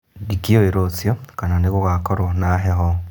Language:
Kikuyu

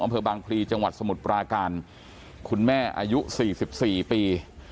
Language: Thai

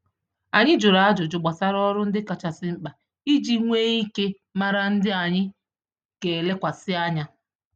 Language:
Igbo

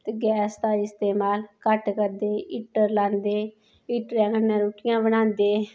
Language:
Dogri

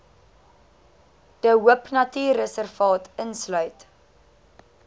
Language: Afrikaans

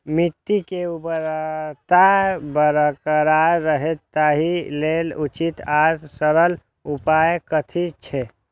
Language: Maithili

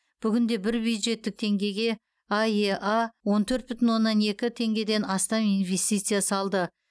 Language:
Kazakh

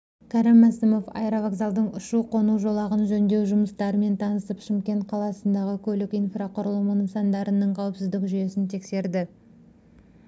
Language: Kazakh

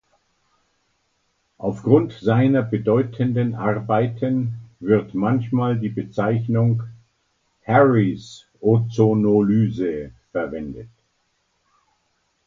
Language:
German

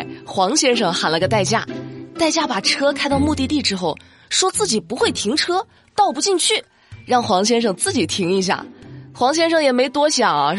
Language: Chinese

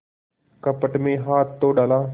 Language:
Hindi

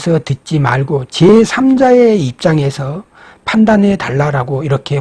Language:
Korean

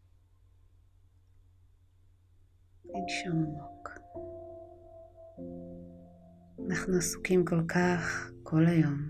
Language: Hebrew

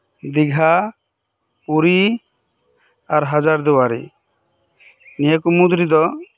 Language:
Santali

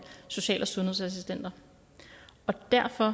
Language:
Danish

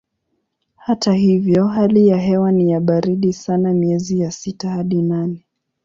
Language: Swahili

